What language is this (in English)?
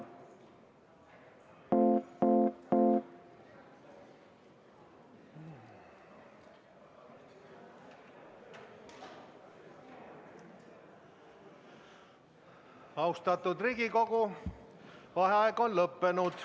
Estonian